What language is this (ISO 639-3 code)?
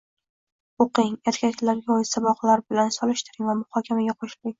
uzb